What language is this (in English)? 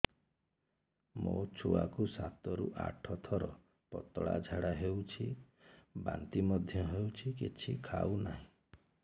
Odia